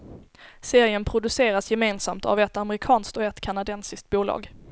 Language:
Swedish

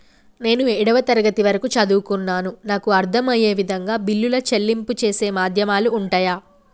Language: Telugu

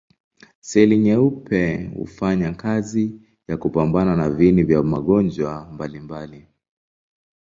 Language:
Swahili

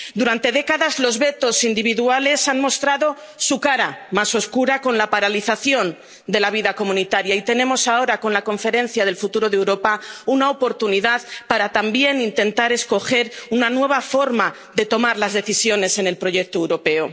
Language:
Spanish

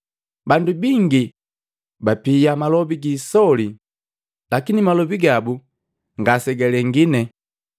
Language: Matengo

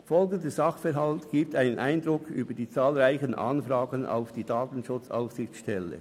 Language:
Swiss German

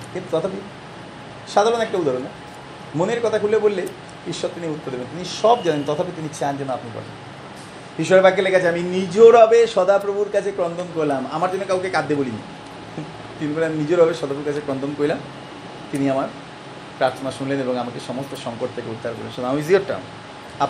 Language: Bangla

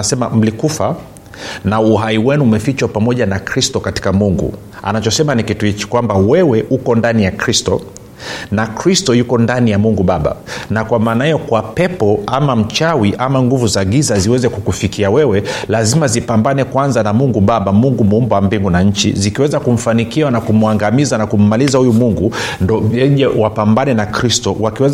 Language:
Swahili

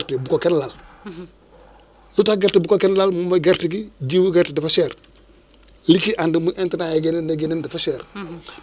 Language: Wolof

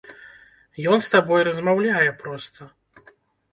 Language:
Belarusian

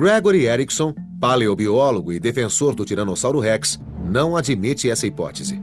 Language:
Portuguese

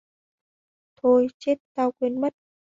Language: Vietnamese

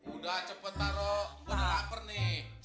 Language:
Indonesian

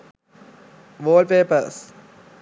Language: Sinhala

